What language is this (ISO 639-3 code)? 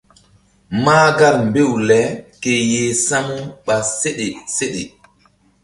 mdd